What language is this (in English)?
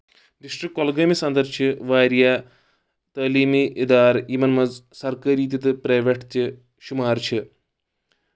Kashmiri